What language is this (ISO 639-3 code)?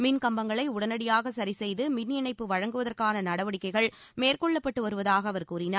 tam